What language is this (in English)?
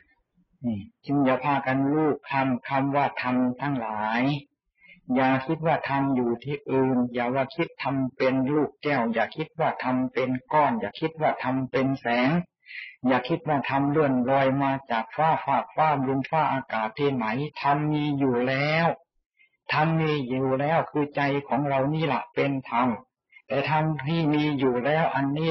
Thai